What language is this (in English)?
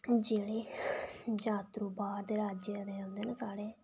Dogri